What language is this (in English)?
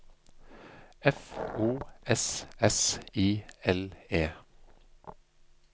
Norwegian